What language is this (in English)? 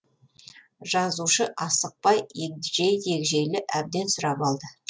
Kazakh